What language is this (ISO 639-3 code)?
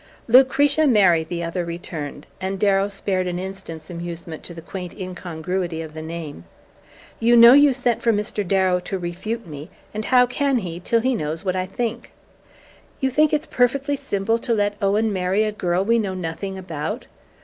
eng